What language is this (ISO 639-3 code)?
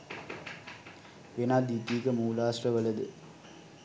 sin